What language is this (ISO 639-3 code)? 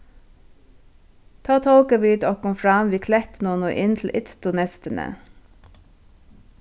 fao